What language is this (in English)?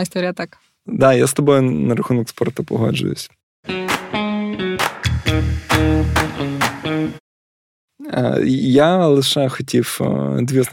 Ukrainian